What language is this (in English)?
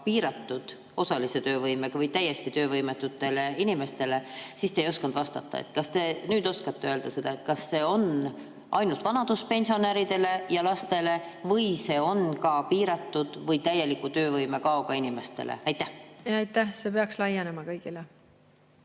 Estonian